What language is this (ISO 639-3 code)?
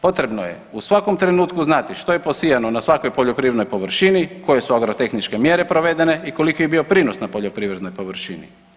hrv